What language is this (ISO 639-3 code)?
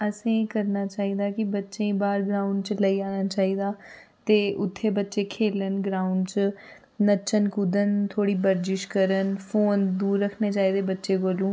doi